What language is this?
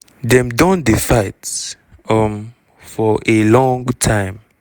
Nigerian Pidgin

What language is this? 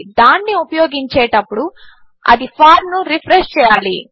Telugu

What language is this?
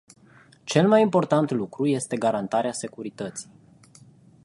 Romanian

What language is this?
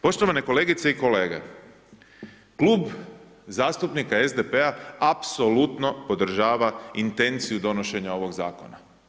Croatian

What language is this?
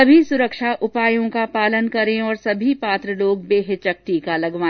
Hindi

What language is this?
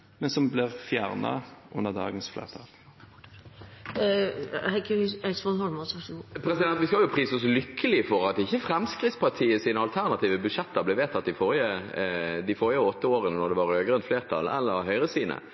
Norwegian Bokmål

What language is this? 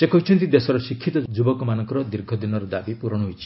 Odia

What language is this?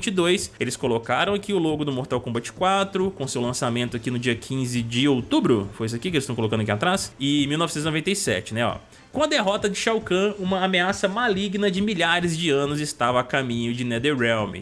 Portuguese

